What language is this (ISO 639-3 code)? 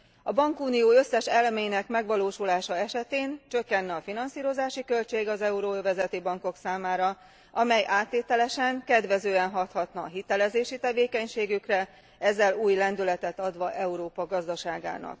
hun